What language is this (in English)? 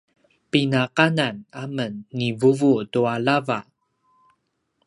Paiwan